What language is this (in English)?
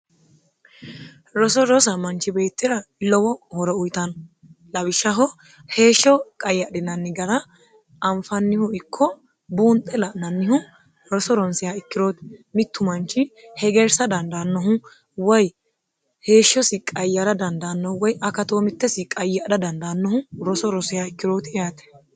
Sidamo